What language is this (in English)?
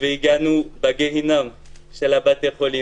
Hebrew